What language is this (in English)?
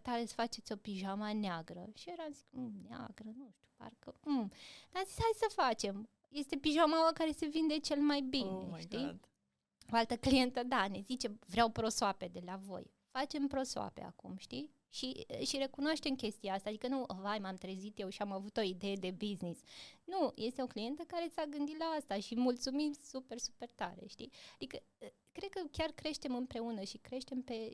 Romanian